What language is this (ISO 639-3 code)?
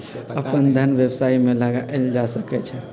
mag